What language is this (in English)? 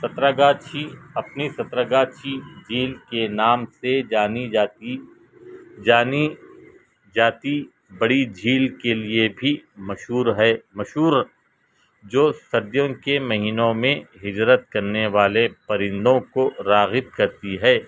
Urdu